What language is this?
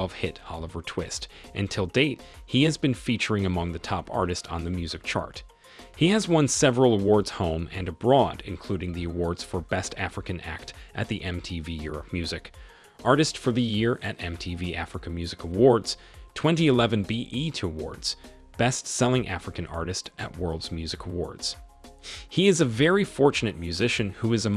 English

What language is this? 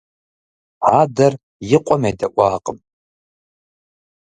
Kabardian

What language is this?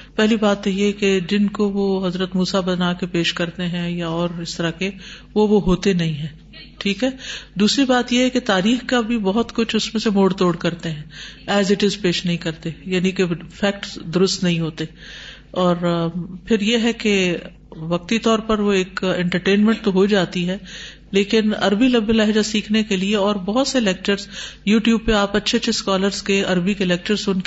Urdu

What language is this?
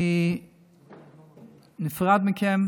Hebrew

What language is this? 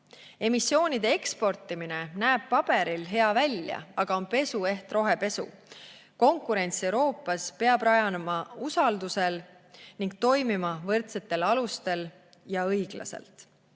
Estonian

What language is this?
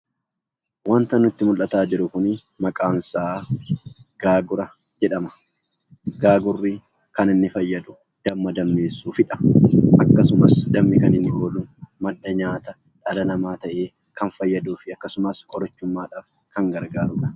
Oromo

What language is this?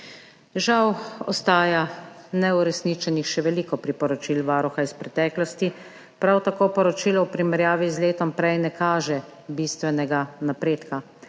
Slovenian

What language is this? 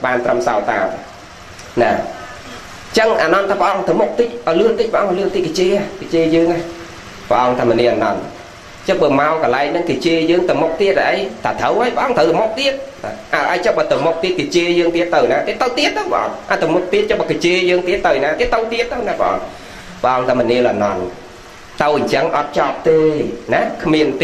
Vietnamese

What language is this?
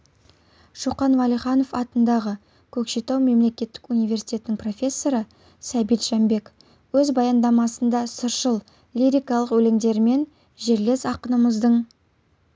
Kazakh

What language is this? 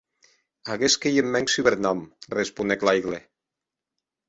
Occitan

